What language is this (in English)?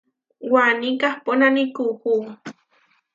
Huarijio